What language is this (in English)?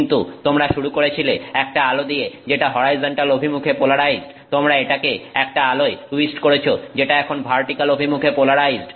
Bangla